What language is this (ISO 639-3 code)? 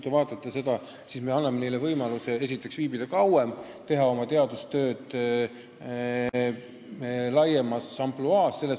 est